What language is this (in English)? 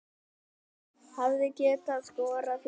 Icelandic